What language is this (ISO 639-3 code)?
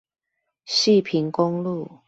zho